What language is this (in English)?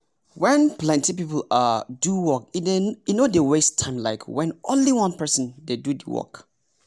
Nigerian Pidgin